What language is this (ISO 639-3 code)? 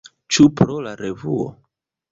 epo